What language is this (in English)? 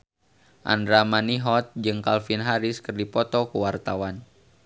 Sundanese